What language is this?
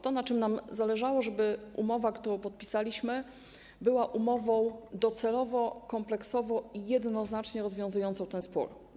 Polish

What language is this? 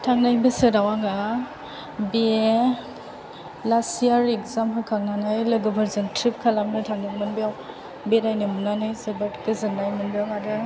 Bodo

